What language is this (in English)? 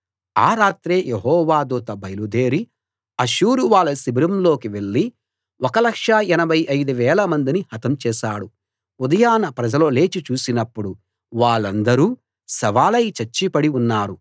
Telugu